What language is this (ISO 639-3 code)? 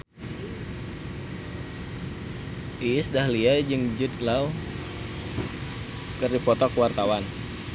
sun